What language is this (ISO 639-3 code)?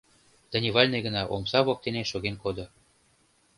chm